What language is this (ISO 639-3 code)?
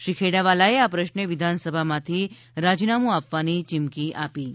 guj